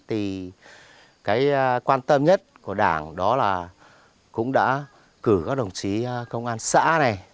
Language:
Vietnamese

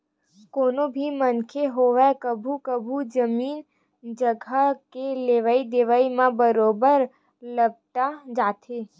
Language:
Chhattisgarhi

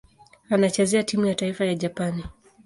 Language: Swahili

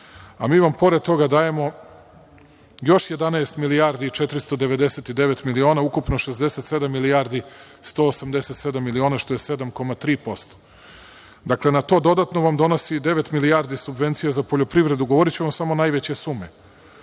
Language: Serbian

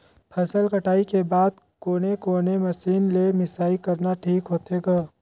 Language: Chhattisgarhi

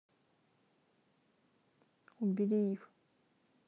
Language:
Russian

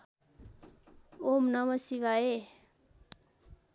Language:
Nepali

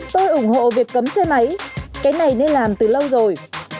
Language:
Vietnamese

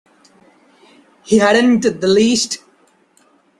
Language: English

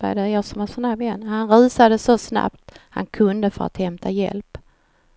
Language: Swedish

